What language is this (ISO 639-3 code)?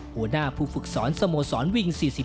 tha